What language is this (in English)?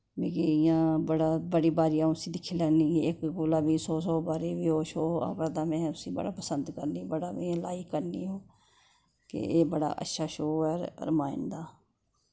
Dogri